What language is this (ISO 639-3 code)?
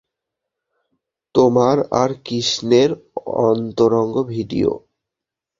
ben